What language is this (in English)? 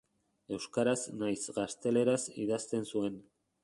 Basque